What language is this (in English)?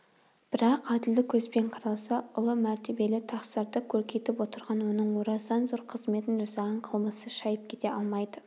Kazakh